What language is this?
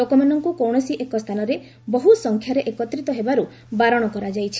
Odia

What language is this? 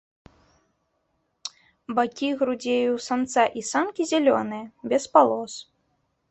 Belarusian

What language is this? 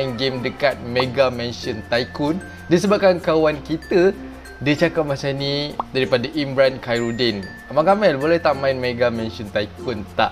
Malay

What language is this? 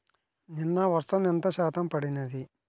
Telugu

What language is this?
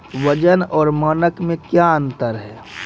Maithili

